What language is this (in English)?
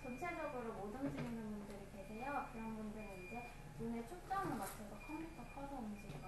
Korean